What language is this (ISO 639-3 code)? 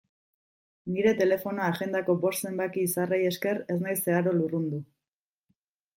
eus